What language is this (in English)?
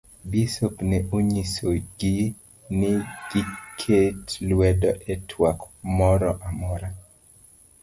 Luo (Kenya and Tanzania)